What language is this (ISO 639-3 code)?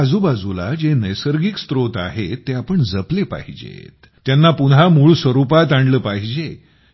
mar